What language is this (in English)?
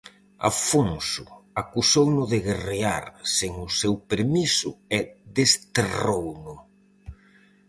Galician